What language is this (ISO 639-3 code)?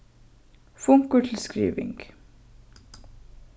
fao